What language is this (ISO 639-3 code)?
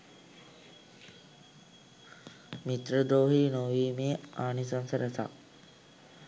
sin